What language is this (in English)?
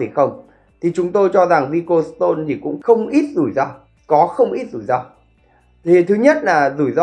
Vietnamese